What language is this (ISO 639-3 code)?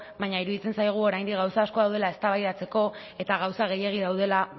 eus